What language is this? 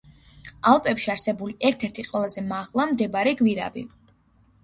Georgian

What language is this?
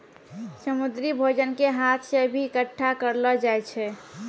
Maithili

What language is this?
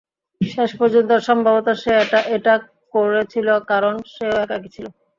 Bangla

